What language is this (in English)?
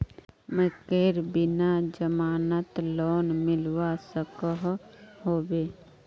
Magahi